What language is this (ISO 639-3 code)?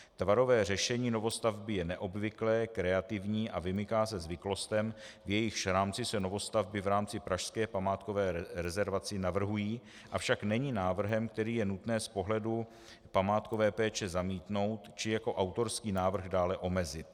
ces